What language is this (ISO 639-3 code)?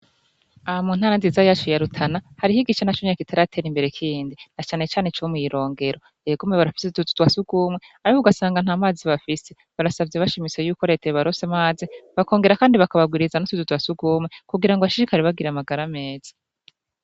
run